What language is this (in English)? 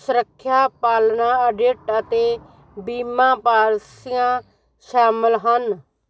Punjabi